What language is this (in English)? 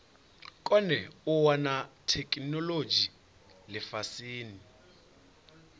Venda